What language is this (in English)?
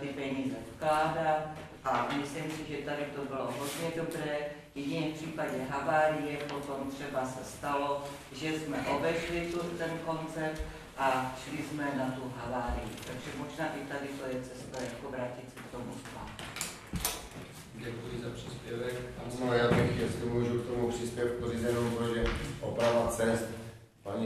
Czech